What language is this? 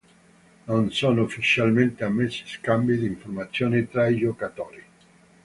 Italian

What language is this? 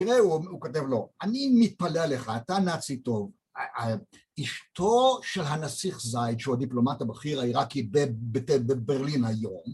Hebrew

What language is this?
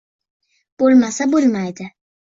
Uzbek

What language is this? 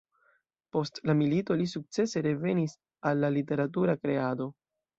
Esperanto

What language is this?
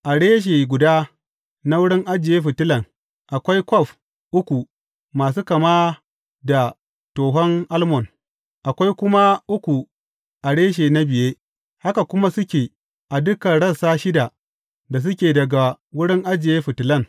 Hausa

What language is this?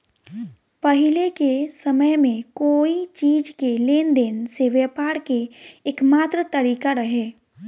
Bhojpuri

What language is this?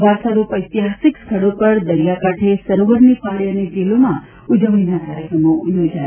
Gujarati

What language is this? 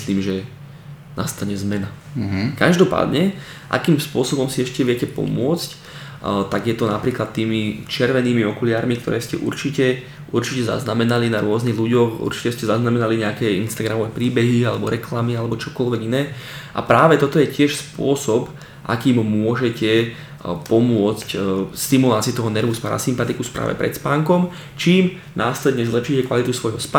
Slovak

